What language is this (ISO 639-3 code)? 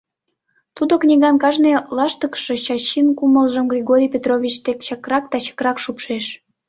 chm